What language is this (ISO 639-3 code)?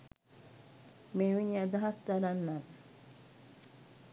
sin